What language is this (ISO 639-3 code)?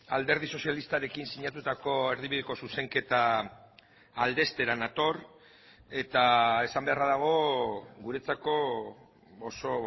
eus